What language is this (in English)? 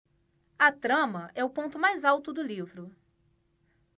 Portuguese